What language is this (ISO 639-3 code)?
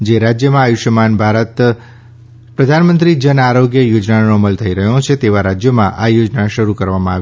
guj